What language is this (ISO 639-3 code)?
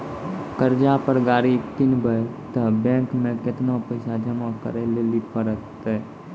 mai